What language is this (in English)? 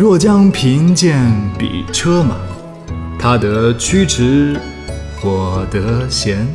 Chinese